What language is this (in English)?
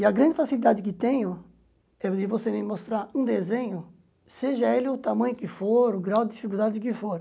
Portuguese